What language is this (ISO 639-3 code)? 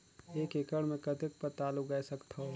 hne